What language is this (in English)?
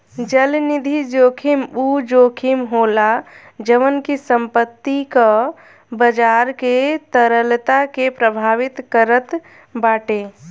Bhojpuri